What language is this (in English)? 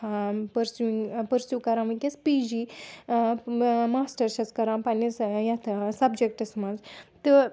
Kashmiri